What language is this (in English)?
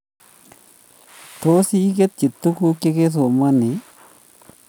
Kalenjin